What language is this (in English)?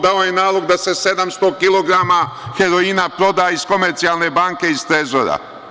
Serbian